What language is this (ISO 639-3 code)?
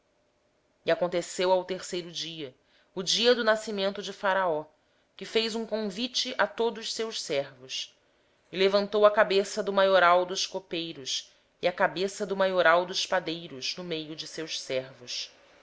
por